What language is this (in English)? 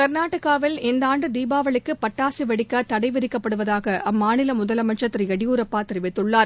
Tamil